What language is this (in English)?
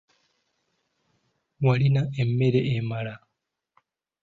Ganda